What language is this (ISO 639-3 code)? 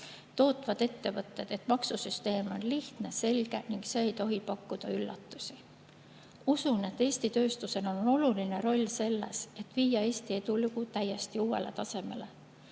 est